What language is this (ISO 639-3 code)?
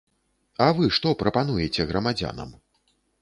bel